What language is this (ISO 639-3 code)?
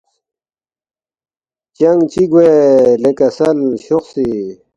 bft